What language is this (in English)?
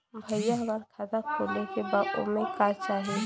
Bhojpuri